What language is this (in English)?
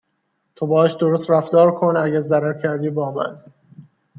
Persian